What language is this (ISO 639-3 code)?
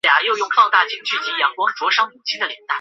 zho